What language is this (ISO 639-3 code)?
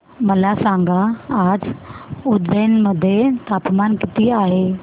mar